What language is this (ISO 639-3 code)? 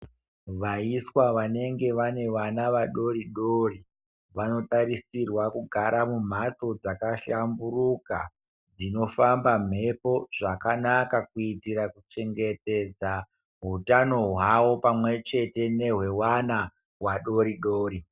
ndc